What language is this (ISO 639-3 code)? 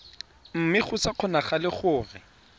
tsn